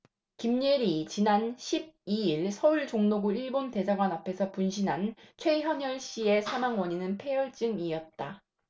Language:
Korean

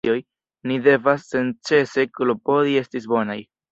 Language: Esperanto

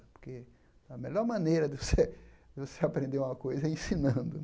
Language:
Portuguese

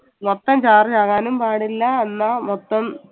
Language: Malayalam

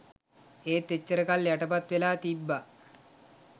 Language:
Sinhala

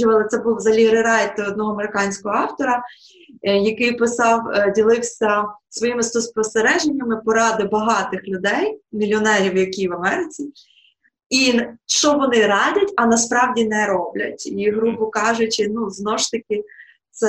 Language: Ukrainian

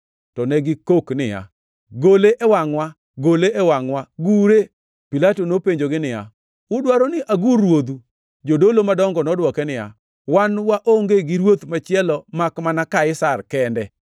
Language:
Luo (Kenya and Tanzania)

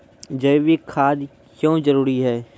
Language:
Maithili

